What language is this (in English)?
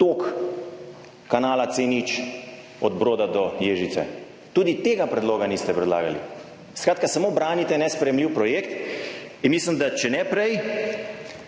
Slovenian